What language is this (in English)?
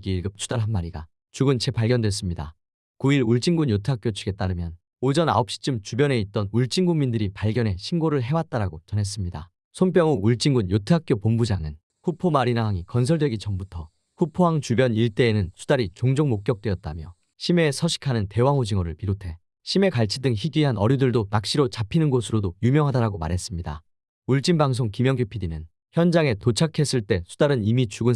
Korean